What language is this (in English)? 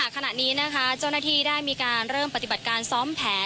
Thai